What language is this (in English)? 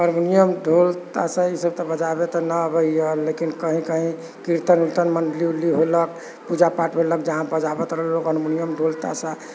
Maithili